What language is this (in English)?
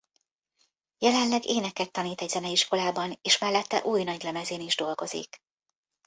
Hungarian